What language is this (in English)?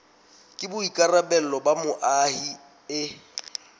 Southern Sotho